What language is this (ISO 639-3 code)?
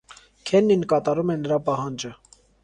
hye